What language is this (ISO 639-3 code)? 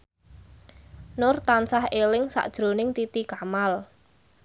jav